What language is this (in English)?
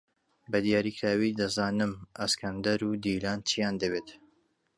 Central Kurdish